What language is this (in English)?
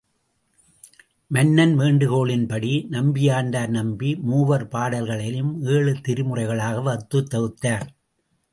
Tamil